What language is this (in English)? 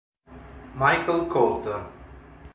Italian